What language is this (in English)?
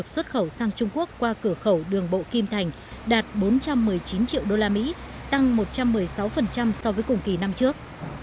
Vietnamese